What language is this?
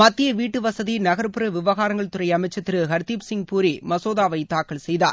Tamil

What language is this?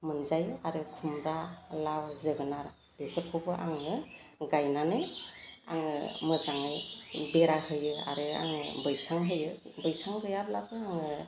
Bodo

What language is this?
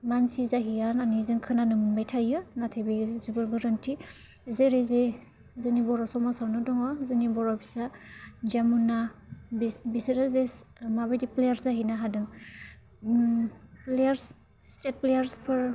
Bodo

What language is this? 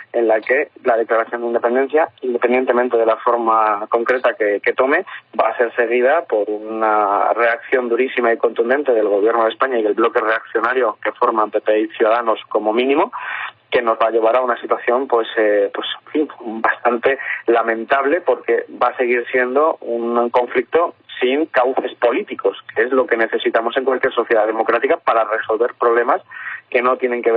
Spanish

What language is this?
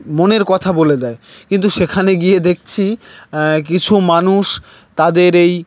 Bangla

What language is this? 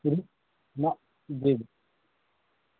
Urdu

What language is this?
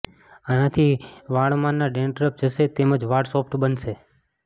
Gujarati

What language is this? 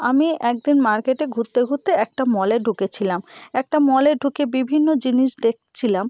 Bangla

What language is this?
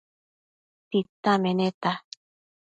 Matsés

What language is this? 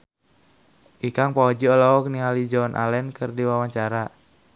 Sundanese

